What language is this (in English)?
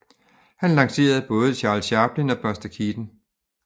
Danish